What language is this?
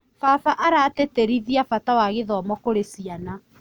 Kikuyu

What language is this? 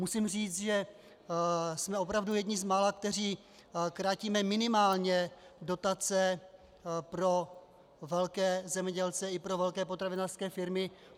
Czech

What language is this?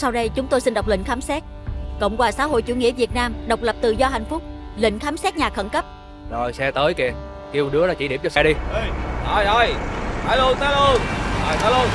Vietnamese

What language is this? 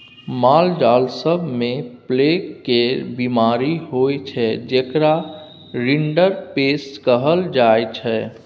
Maithili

